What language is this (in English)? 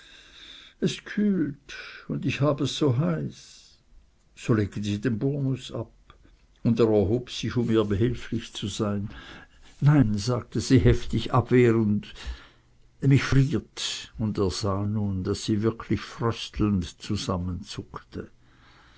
German